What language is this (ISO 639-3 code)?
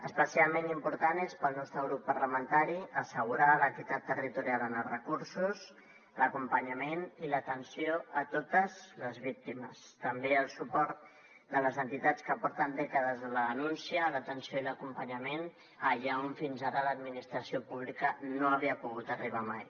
cat